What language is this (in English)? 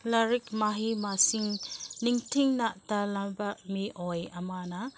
Manipuri